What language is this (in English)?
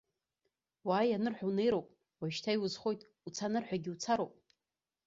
Abkhazian